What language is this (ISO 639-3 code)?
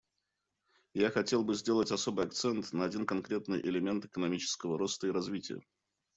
rus